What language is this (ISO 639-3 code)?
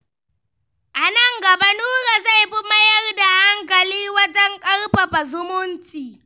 hau